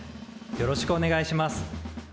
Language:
Japanese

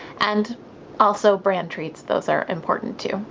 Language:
English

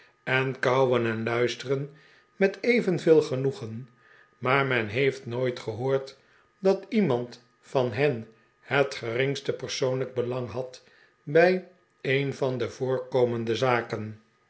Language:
Dutch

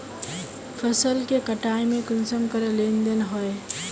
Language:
Magahi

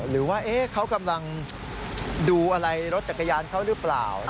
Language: Thai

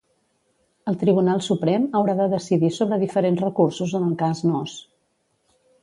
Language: Catalan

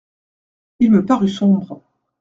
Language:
French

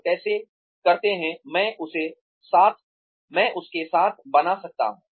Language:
Hindi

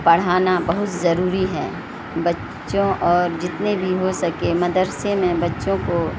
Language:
Urdu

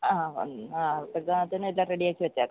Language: Malayalam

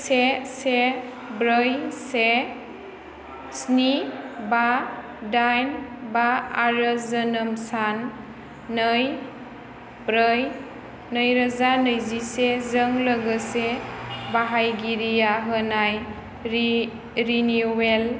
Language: Bodo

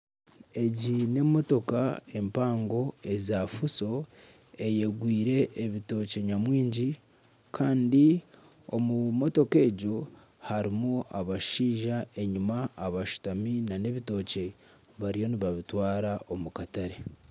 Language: Nyankole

